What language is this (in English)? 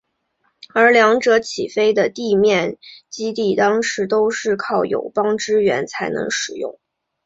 Chinese